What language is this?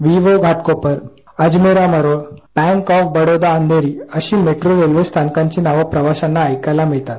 Marathi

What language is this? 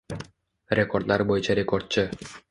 Uzbek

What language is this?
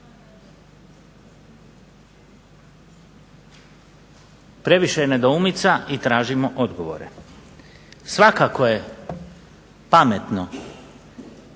Croatian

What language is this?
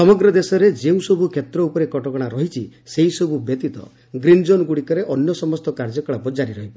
Odia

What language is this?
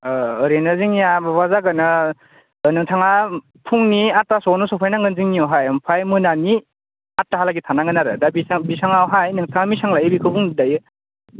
Bodo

